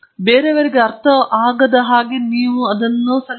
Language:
Kannada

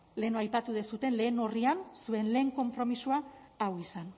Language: Basque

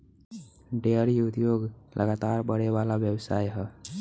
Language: Bhojpuri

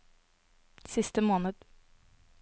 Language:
Norwegian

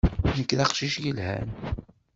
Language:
Kabyle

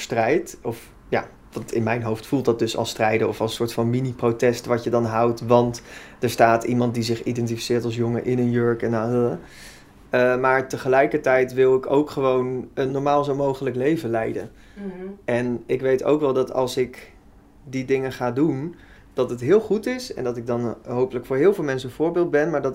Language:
Dutch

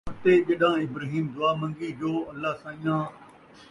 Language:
Saraiki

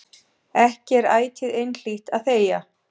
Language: Icelandic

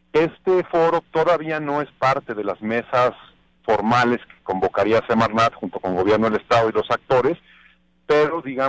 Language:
Spanish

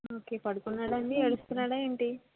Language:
Telugu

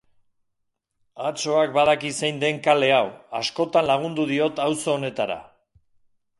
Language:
Basque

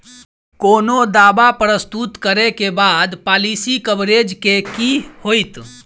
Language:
Maithili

